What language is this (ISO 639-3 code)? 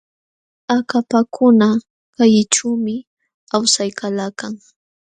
qxw